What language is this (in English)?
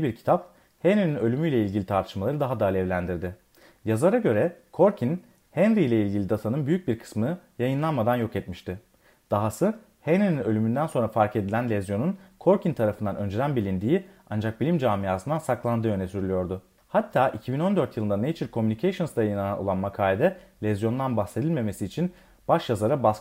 Turkish